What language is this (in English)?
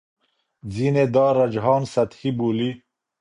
Pashto